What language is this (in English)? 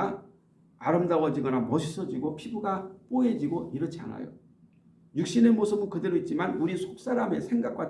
Korean